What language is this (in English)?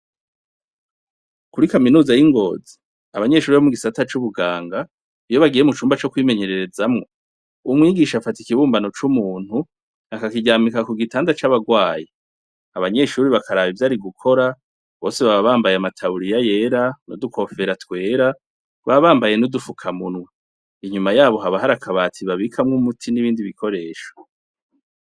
Rundi